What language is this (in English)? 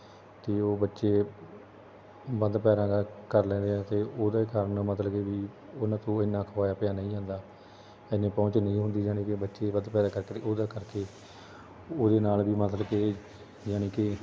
Punjabi